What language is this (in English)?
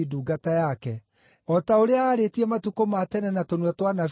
Kikuyu